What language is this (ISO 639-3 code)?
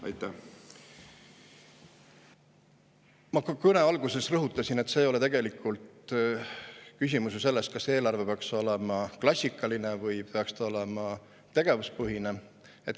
est